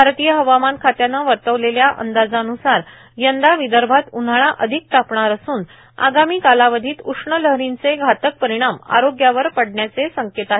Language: Marathi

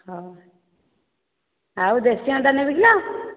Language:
Odia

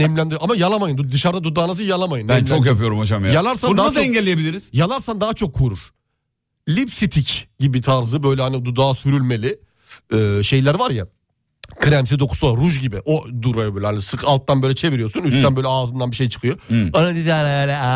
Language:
Turkish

